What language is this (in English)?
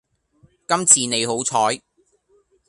Cantonese